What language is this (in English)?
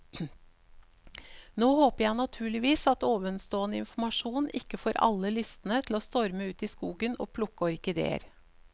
Norwegian